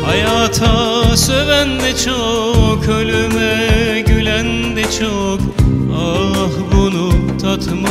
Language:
Turkish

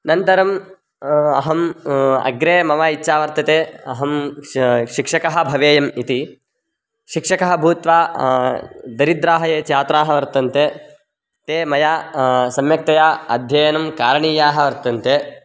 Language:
Sanskrit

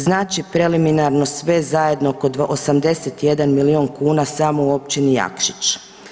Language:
Croatian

